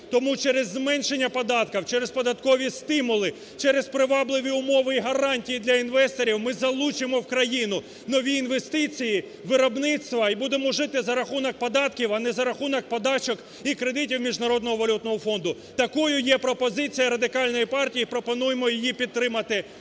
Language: Ukrainian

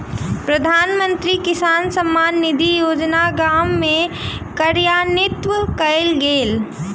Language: Maithili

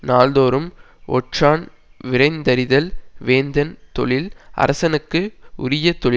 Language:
Tamil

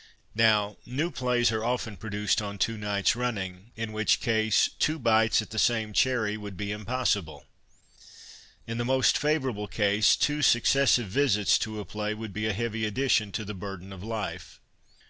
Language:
English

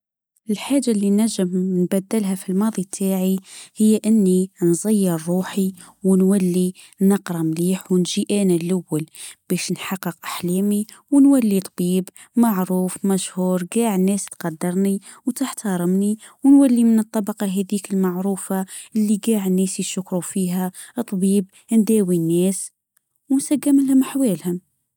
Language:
Tunisian Arabic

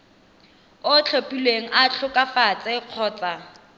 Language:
Tswana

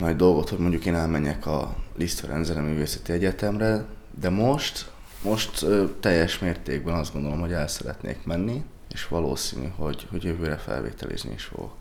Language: Hungarian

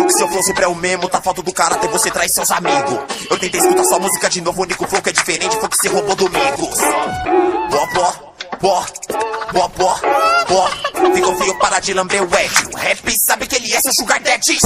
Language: Portuguese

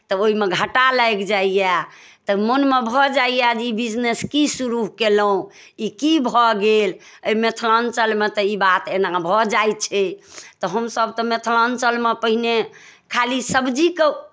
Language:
Maithili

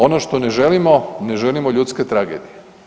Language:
Croatian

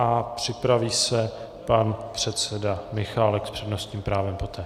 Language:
Czech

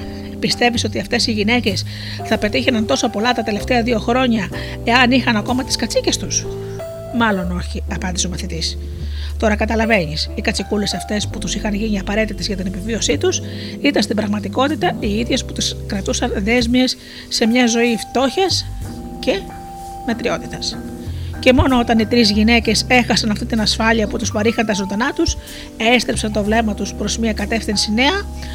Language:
Greek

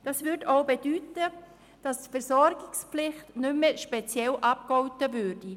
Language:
Swiss German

